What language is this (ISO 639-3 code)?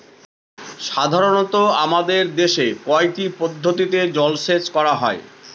ben